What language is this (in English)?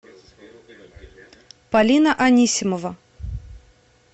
Russian